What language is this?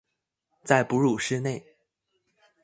Chinese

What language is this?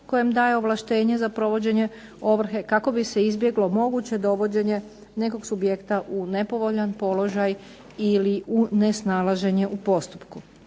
Croatian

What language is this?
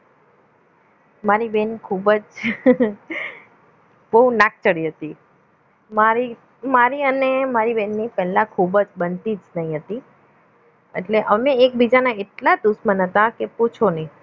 Gujarati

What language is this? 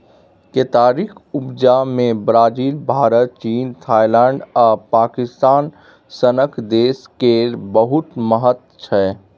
Maithili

